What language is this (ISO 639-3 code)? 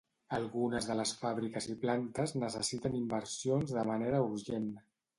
cat